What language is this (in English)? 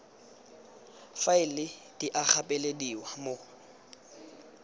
Tswana